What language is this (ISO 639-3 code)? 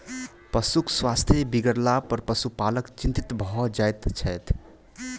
mai